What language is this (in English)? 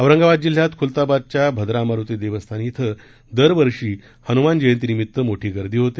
Marathi